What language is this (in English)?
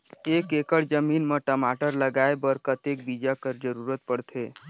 Chhattisgarhi